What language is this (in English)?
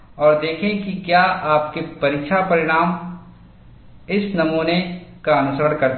Hindi